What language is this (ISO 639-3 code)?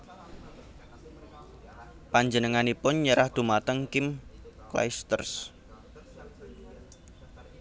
jav